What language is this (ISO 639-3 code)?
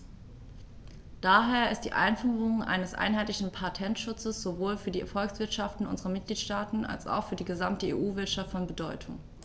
deu